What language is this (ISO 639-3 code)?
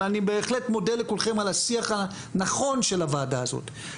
heb